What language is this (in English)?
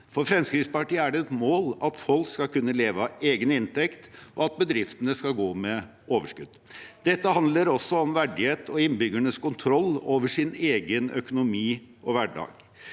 Norwegian